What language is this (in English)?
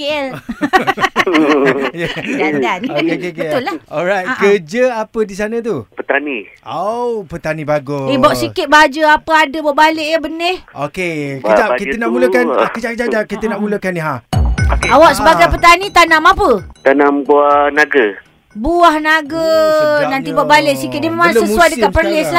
Malay